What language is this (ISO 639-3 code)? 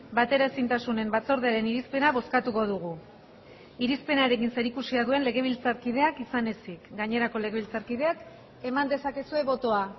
eus